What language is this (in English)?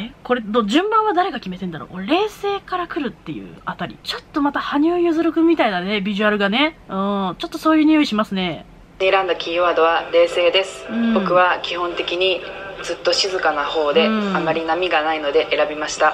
Japanese